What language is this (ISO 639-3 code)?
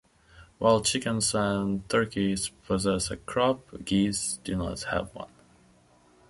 eng